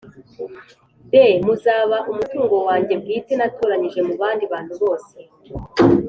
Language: Kinyarwanda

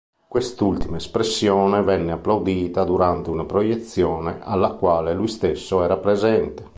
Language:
Italian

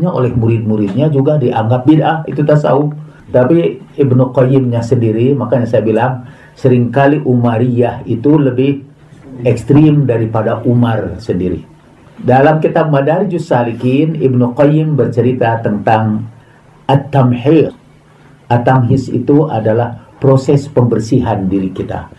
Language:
Indonesian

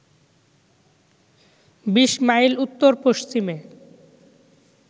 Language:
Bangla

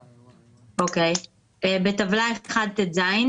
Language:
Hebrew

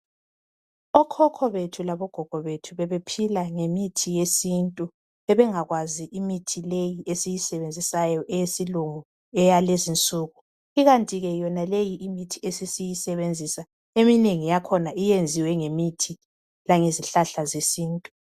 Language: North Ndebele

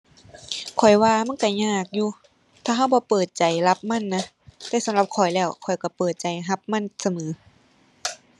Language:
Thai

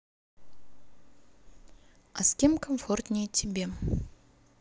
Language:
Russian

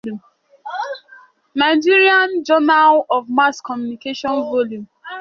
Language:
Igbo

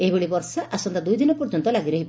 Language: Odia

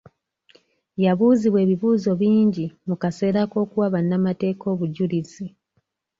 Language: Ganda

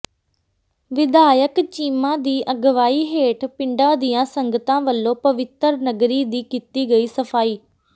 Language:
Punjabi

